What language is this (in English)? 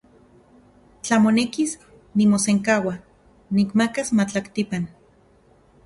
Central Puebla Nahuatl